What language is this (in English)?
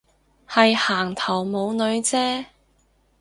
Cantonese